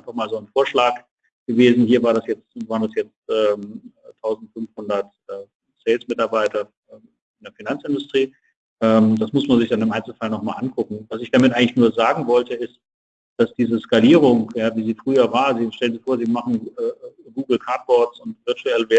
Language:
German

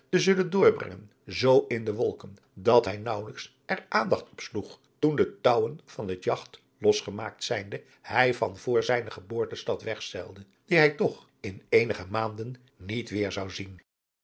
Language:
Dutch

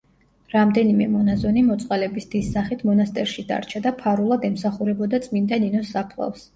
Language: Georgian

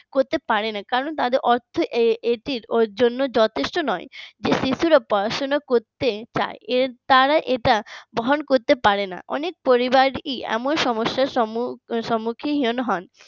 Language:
Bangla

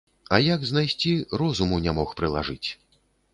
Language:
Belarusian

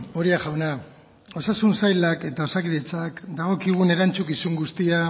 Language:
Basque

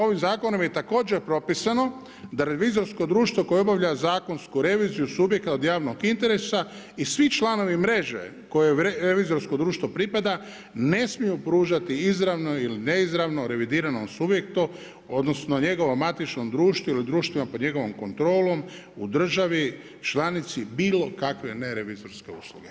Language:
Croatian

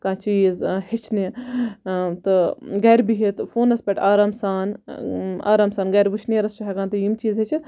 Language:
Kashmiri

